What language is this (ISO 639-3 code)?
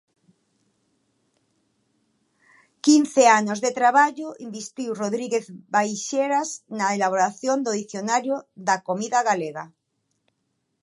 glg